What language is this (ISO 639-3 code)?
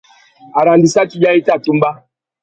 bag